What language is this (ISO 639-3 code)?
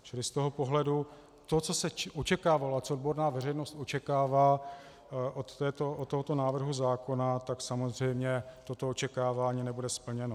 ces